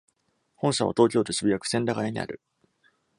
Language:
Japanese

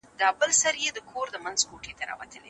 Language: Pashto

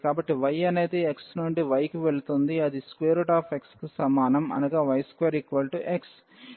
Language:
Telugu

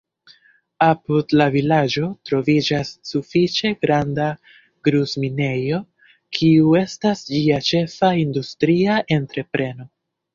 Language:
Esperanto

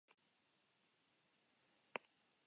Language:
Basque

